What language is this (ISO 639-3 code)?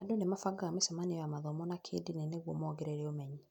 kik